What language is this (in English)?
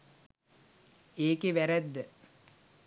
Sinhala